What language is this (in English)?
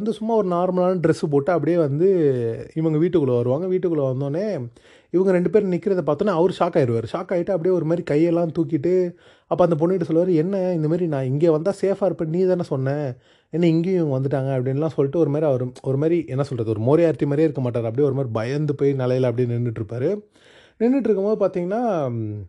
Tamil